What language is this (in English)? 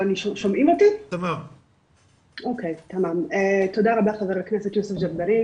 Hebrew